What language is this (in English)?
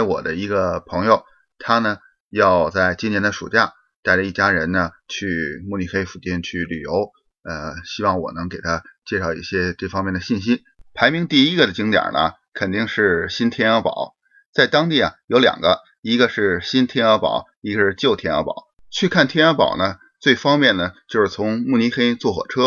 Chinese